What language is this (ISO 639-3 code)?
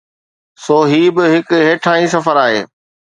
snd